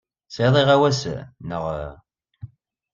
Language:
Kabyle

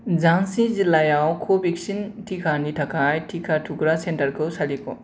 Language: Bodo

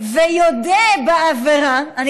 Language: Hebrew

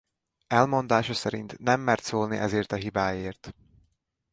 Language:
Hungarian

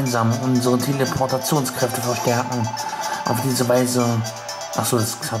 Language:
German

